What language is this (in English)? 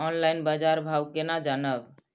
Maithili